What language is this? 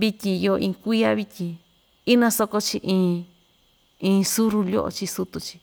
Ixtayutla Mixtec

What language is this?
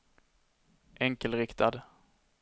Swedish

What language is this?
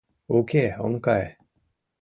Mari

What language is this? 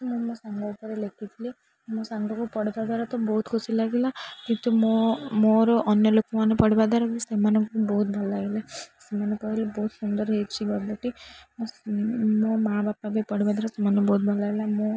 Odia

